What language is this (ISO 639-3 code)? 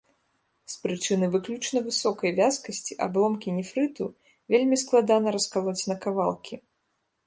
bel